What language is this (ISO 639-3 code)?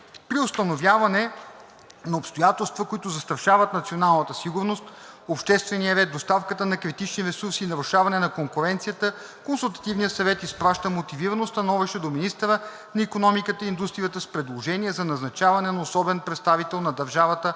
bul